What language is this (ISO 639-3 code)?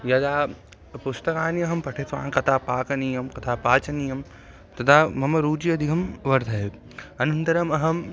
san